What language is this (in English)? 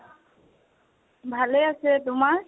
Assamese